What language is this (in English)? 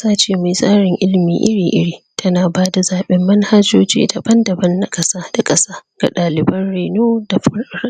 Hausa